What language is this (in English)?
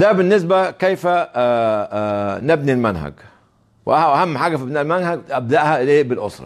Arabic